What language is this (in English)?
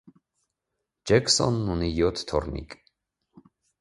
Armenian